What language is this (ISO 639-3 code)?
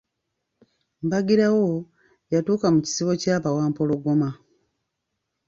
lug